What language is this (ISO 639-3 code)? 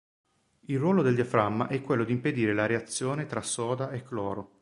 ita